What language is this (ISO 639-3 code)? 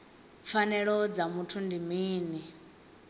ven